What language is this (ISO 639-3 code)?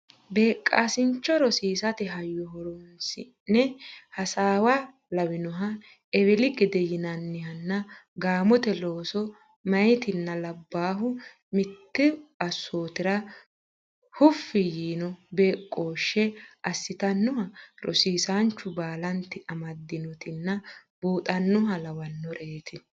sid